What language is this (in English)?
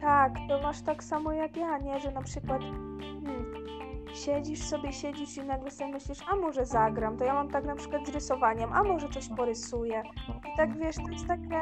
Polish